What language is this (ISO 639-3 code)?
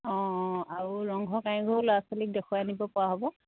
asm